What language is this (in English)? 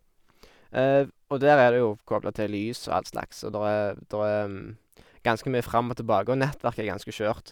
Norwegian